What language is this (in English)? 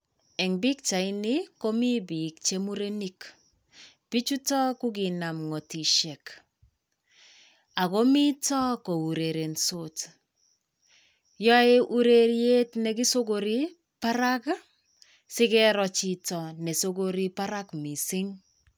Kalenjin